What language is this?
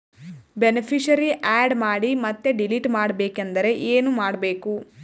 Kannada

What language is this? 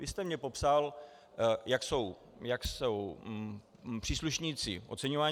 Czech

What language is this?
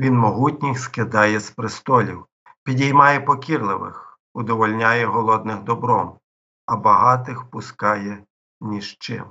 Ukrainian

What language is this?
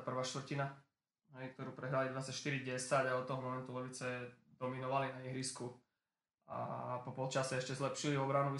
Slovak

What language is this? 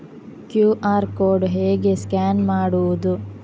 Kannada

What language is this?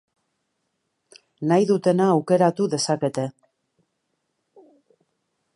Basque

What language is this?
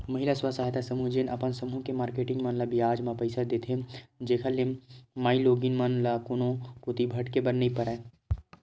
Chhattisgarhi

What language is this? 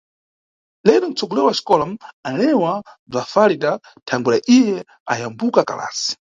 Nyungwe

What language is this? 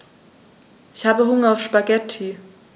German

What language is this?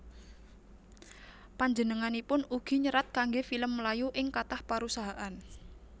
Javanese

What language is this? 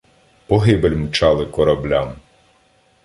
Ukrainian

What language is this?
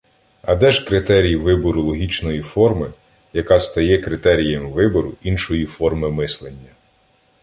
Ukrainian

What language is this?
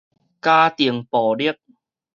Min Nan Chinese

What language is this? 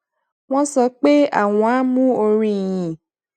Yoruba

